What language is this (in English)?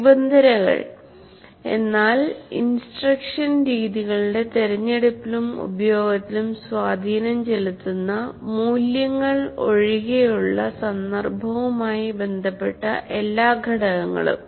Malayalam